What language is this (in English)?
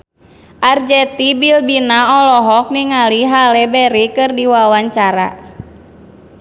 Sundanese